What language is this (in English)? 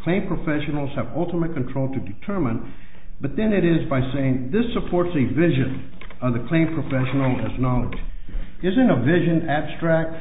English